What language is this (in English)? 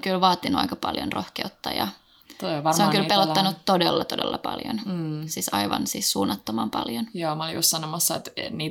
Finnish